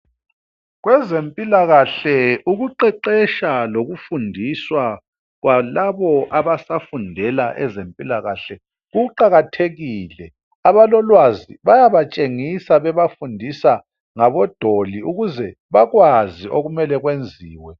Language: North Ndebele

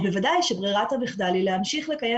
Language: Hebrew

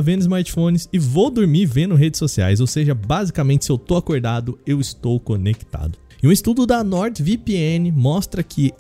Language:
Portuguese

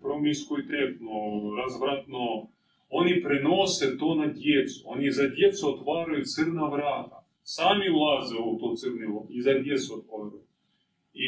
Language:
Croatian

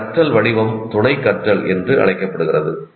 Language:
Tamil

